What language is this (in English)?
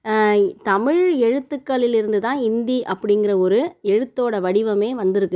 Tamil